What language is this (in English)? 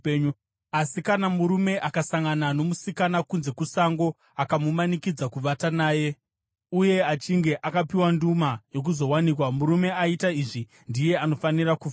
Shona